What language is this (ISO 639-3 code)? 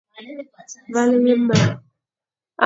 fan